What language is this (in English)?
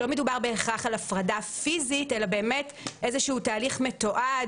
Hebrew